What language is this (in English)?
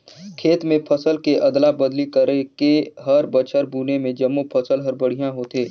Chhattisgarhi